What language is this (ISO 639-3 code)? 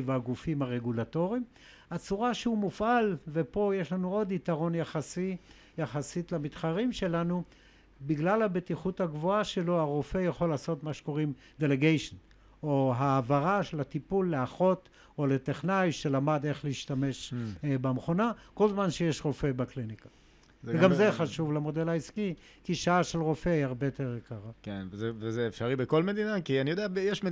heb